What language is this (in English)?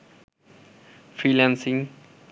Bangla